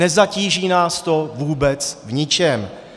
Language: Czech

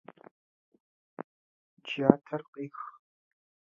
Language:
Russian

